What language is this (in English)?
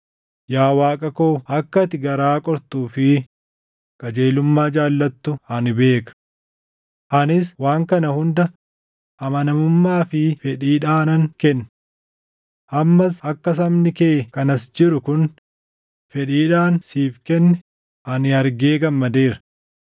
Oromo